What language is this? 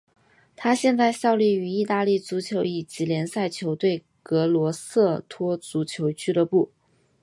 Chinese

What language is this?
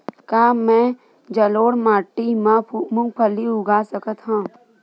Chhattisgarhi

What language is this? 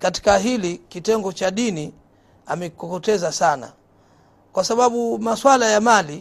Swahili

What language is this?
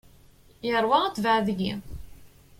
Kabyle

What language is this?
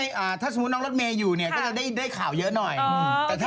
Thai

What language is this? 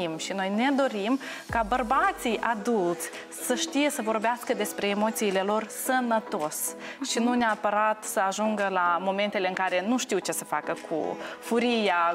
Romanian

